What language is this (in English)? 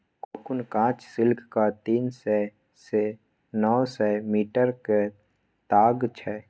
Maithili